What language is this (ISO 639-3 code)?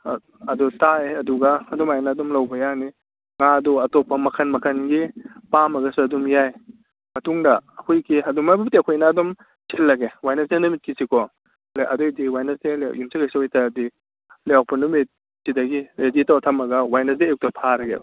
mni